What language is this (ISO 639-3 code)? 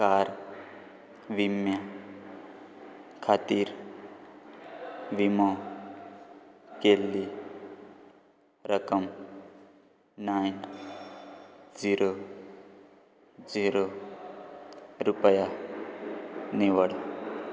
kok